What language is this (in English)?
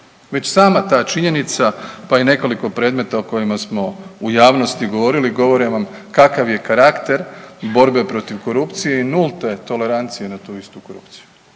Croatian